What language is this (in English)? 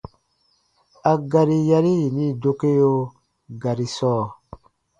Baatonum